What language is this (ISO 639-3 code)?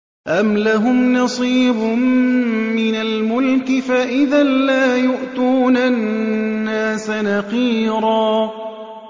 ara